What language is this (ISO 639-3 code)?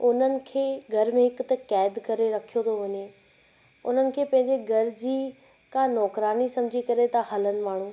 snd